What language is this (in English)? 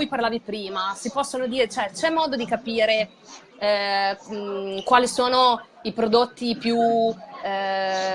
Italian